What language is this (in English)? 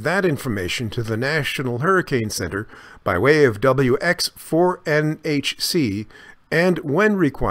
English